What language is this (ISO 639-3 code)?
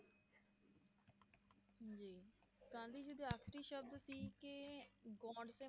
pan